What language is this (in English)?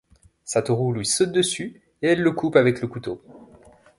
French